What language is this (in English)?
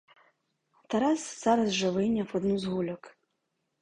Ukrainian